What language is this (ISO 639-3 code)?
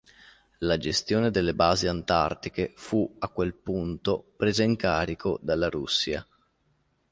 ita